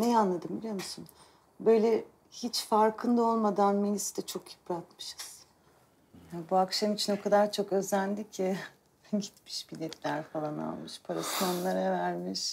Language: Turkish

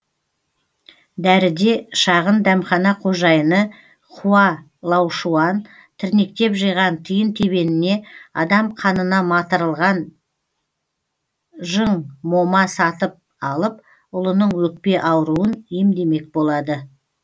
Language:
Kazakh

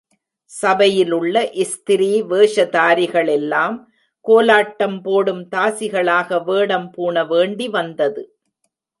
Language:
Tamil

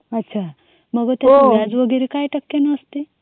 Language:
Marathi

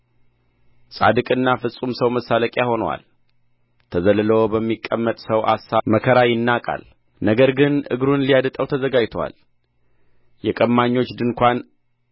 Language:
Amharic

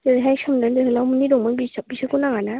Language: Bodo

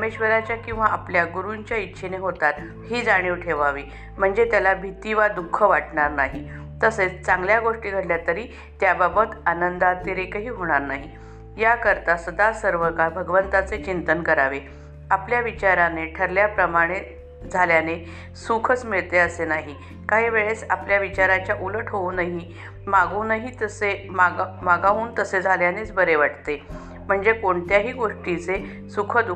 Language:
Marathi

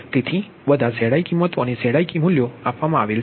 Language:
Gujarati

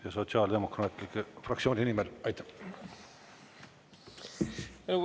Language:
Estonian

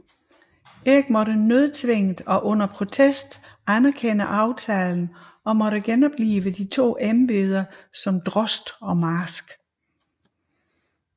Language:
Danish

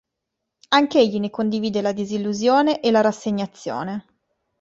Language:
Italian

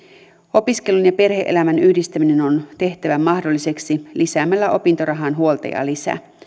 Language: Finnish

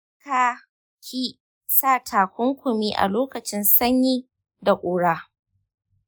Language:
Hausa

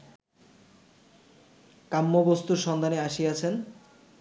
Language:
Bangla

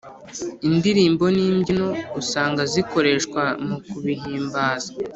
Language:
Kinyarwanda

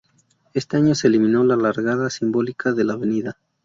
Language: Spanish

